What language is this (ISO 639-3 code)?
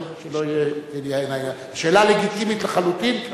heb